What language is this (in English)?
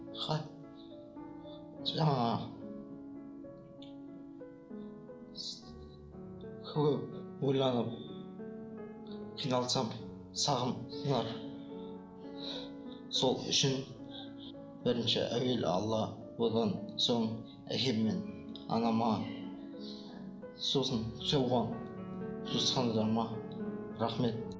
Kazakh